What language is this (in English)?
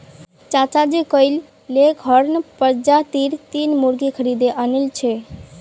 Magahi